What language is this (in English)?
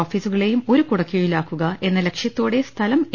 Malayalam